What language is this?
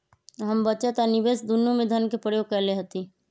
Magahi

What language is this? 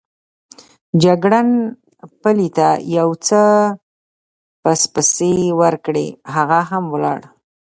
Pashto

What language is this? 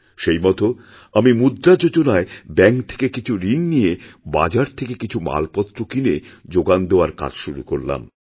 Bangla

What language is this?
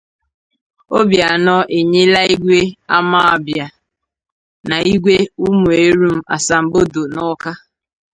Igbo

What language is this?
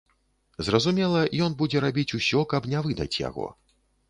Belarusian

